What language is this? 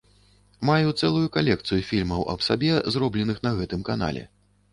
Belarusian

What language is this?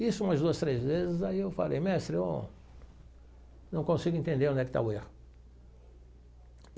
Portuguese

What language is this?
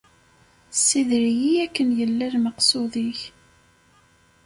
Kabyle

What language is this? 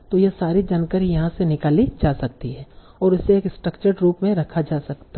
Hindi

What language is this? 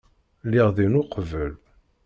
Kabyle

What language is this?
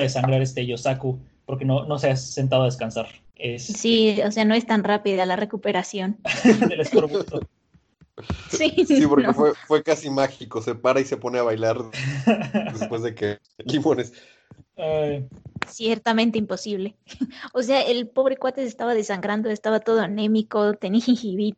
Spanish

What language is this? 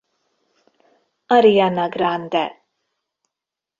Hungarian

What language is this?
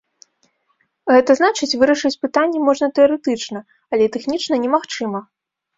Belarusian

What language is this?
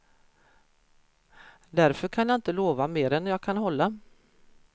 Swedish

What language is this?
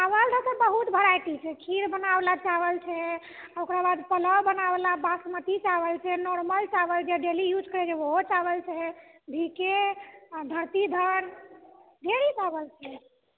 Maithili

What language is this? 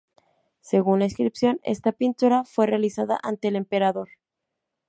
Spanish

